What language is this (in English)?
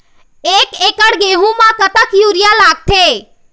Chhattisgarhi